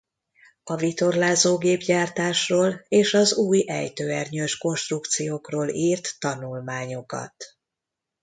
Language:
Hungarian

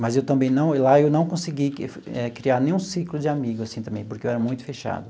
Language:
Portuguese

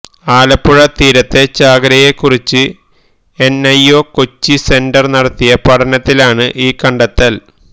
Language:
Malayalam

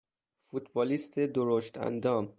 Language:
Persian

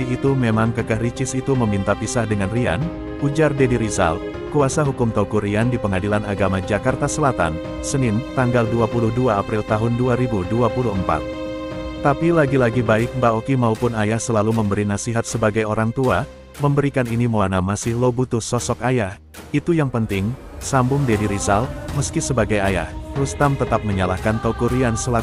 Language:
Indonesian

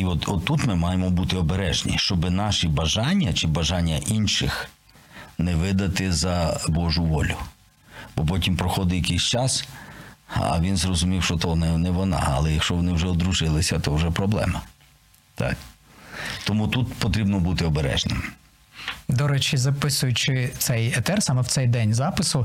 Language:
Ukrainian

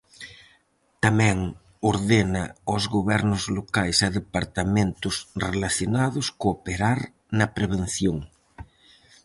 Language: Galician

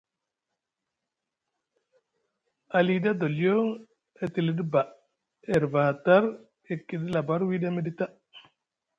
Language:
Musgu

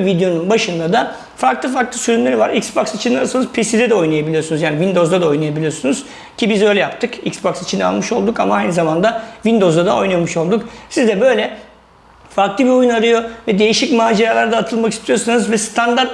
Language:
Turkish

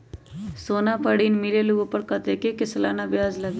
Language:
Magahi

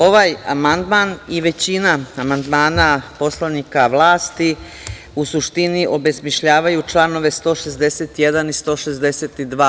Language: Serbian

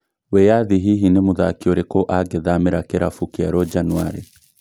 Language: Kikuyu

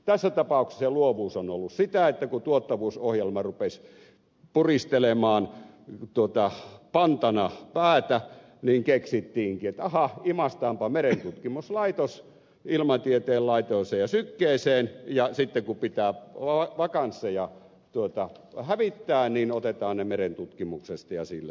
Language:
Finnish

